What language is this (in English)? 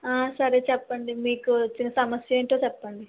Telugu